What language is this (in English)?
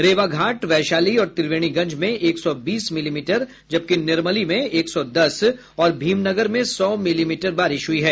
Hindi